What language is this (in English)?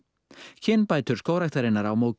Icelandic